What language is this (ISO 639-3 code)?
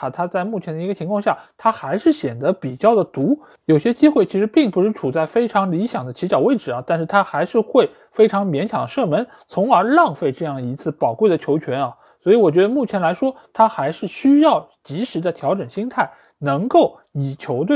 zho